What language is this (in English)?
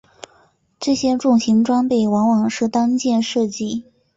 Chinese